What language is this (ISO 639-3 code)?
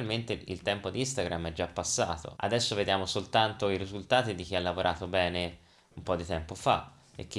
ita